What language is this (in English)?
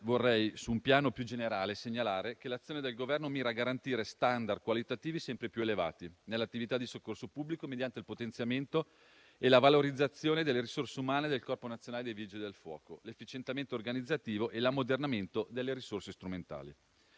Italian